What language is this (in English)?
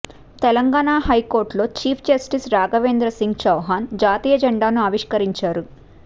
Telugu